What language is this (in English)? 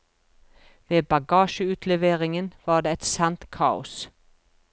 Norwegian